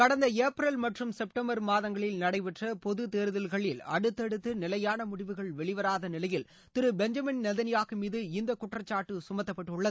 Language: Tamil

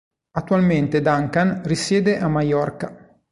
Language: Italian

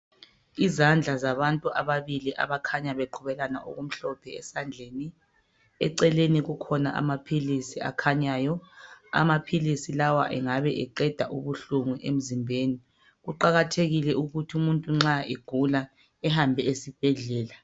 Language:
North Ndebele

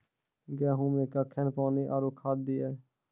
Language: Maithili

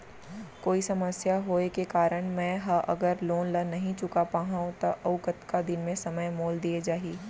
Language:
Chhattisgarhi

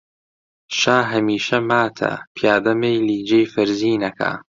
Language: Central Kurdish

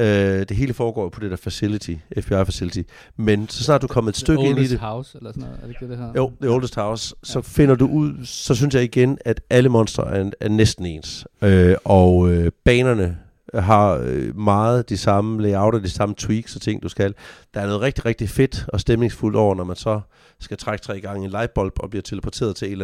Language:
Danish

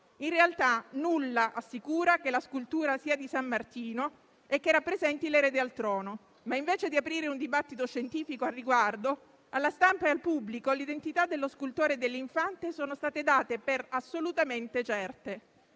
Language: Italian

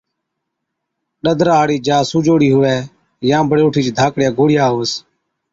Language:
Od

